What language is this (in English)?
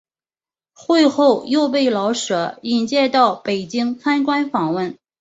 Chinese